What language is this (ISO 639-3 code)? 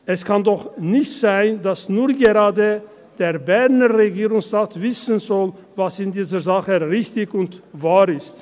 gsw